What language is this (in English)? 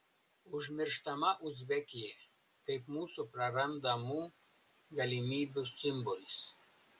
Lithuanian